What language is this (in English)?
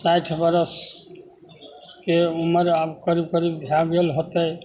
Maithili